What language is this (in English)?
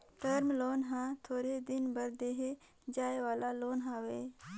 Chhattisgarhi